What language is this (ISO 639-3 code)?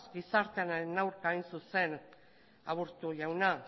eus